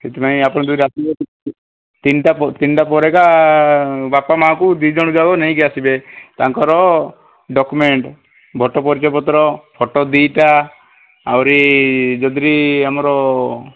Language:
Odia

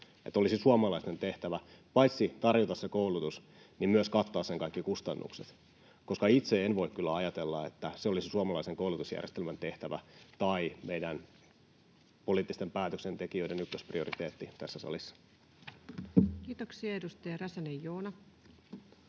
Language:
Finnish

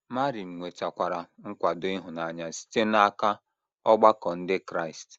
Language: Igbo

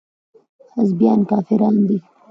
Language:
Pashto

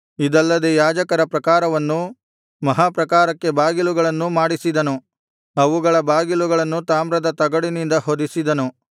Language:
Kannada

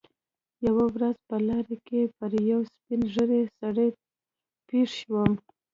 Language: Pashto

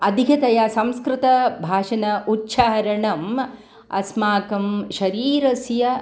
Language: Sanskrit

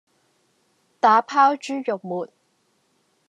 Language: Cantonese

